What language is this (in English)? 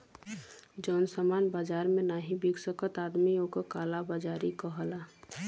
Bhojpuri